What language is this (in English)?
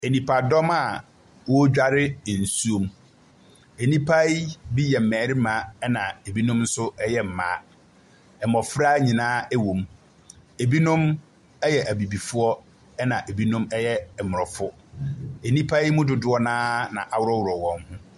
Akan